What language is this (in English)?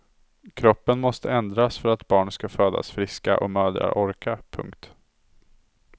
Swedish